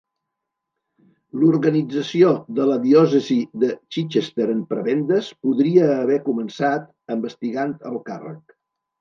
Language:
Catalan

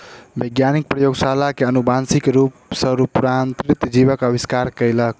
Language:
Maithili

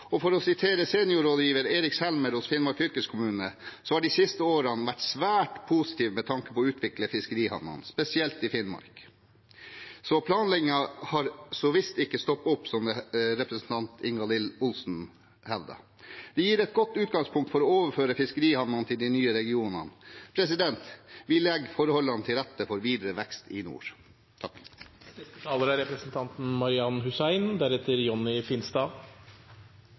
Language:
Norwegian Bokmål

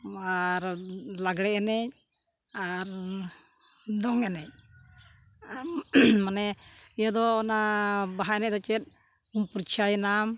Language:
Santali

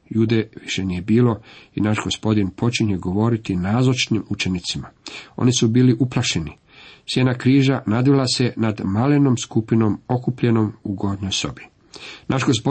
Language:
Croatian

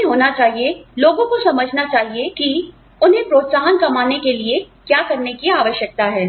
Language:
Hindi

